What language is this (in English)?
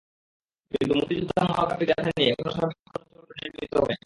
Bangla